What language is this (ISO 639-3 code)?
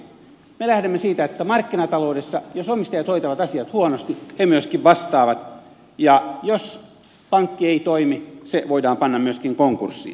fin